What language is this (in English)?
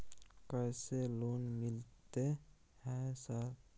Maithili